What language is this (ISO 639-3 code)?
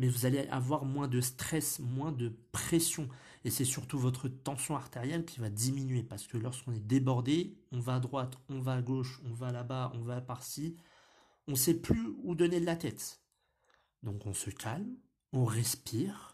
fra